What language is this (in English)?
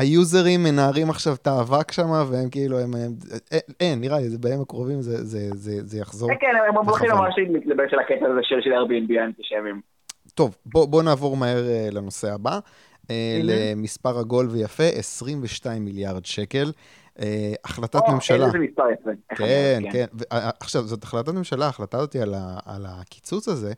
Hebrew